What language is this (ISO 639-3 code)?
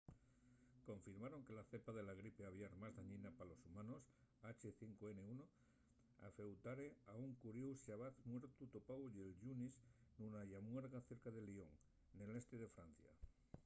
ast